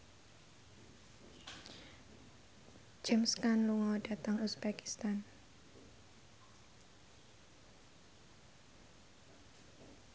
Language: Javanese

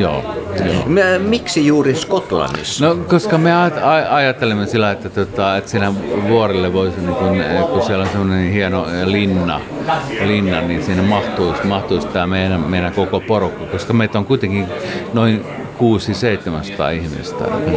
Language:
Finnish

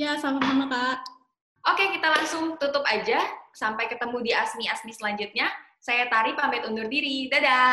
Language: Indonesian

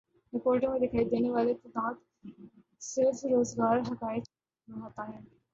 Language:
Urdu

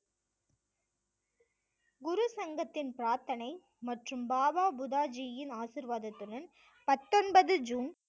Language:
Tamil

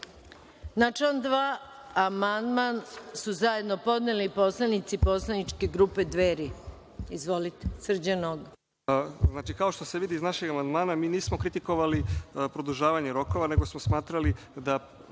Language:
Serbian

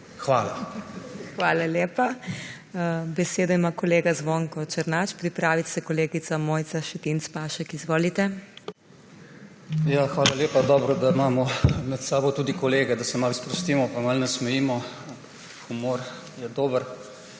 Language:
Slovenian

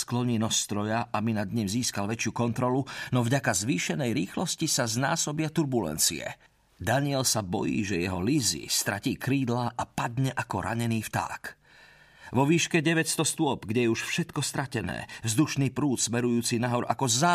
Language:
Slovak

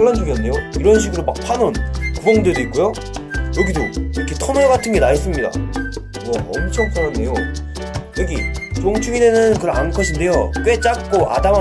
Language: Korean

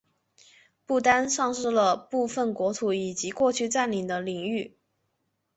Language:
Chinese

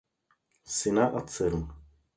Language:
Czech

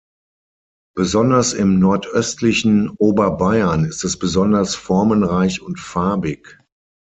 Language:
German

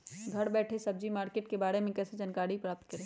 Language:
Magahi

